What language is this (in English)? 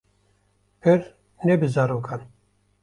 Kurdish